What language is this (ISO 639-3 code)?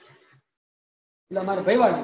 guj